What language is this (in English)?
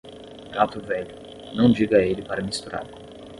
Portuguese